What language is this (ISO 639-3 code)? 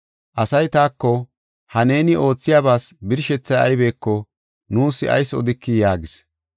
gof